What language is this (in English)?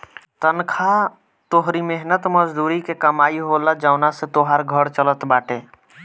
Bhojpuri